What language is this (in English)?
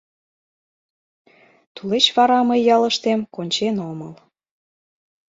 Mari